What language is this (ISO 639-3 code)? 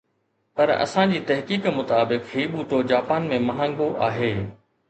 snd